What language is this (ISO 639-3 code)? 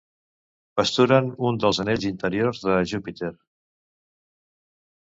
cat